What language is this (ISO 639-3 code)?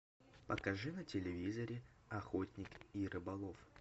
rus